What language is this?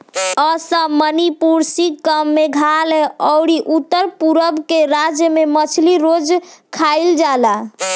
Bhojpuri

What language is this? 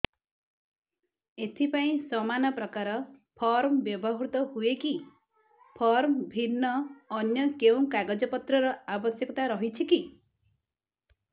Odia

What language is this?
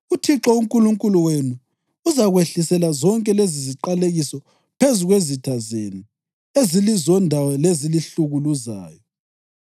North Ndebele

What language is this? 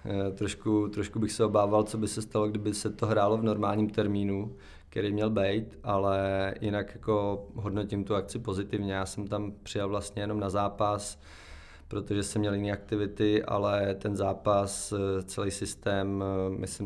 Czech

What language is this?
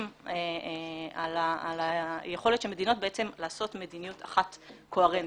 Hebrew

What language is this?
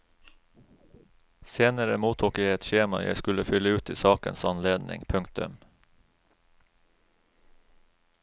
Norwegian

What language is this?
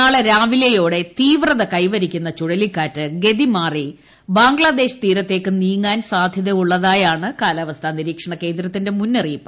Malayalam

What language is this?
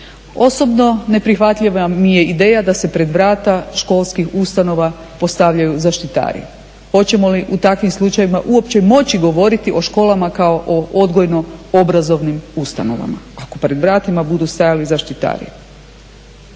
Croatian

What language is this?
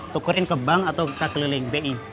Indonesian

